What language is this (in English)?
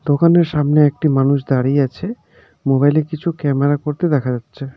Bangla